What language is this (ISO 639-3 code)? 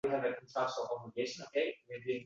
uzb